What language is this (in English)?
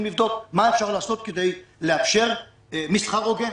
Hebrew